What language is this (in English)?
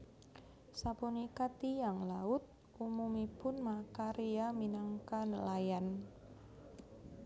Javanese